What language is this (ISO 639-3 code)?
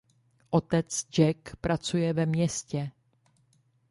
ces